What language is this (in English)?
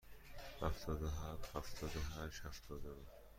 Persian